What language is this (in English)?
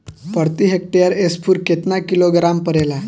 Bhojpuri